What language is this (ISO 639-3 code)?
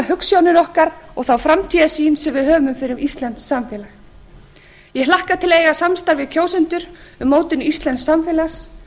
isl